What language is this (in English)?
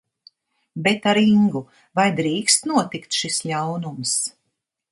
Latvian